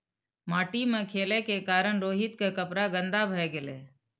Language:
Maithili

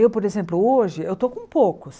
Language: Portuguese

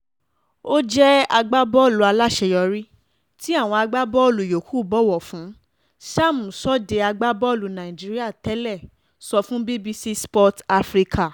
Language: Yoruba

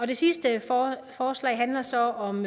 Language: Danish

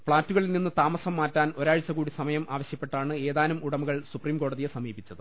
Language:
Malayalam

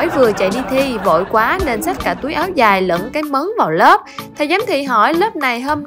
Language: Vietnamese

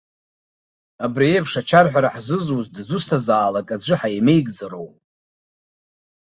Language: Abkhazian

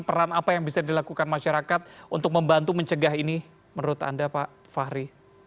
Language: Indonesian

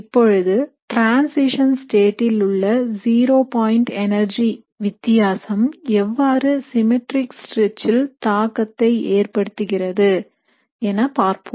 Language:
Tamil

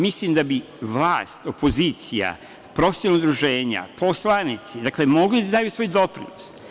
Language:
Serbian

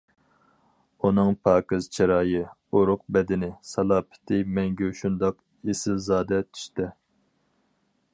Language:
Uyghur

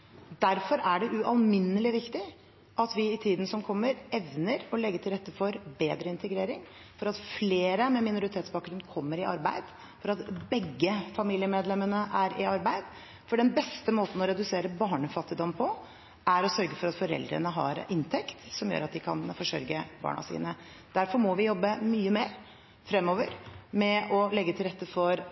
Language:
Norwegian Bokmål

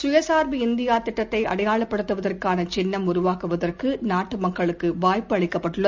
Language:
Tamil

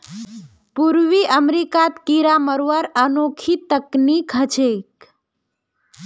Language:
Magahi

